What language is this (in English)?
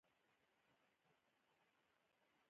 Pashto